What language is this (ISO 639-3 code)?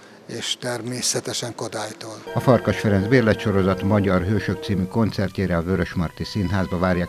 hun